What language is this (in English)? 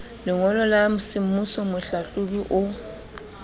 Southern Sotho